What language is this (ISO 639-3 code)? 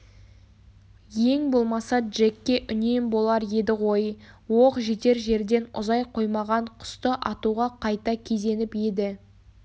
kaz